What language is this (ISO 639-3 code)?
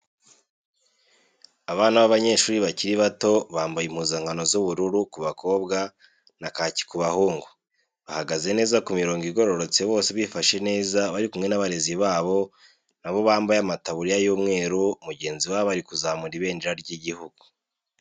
kin